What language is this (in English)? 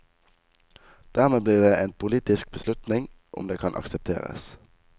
Norwegian